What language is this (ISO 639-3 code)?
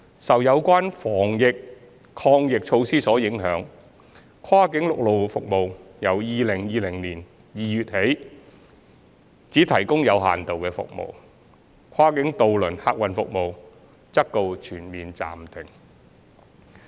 yue